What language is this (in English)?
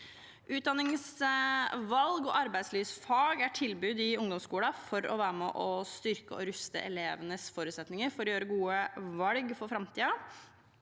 Norwegian